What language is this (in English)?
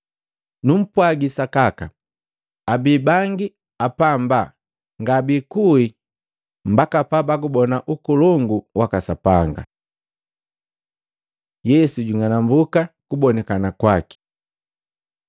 Matengo